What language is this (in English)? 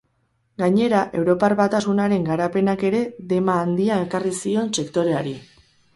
Basque